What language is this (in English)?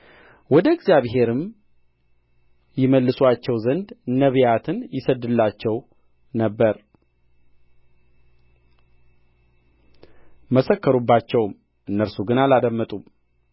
Amharic